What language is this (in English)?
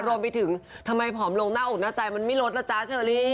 Thai